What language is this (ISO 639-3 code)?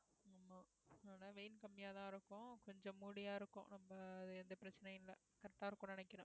tam